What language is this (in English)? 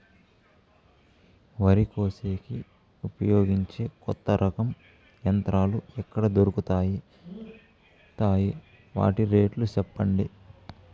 Telugu